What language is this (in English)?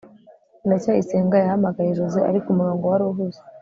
Kinyarwanda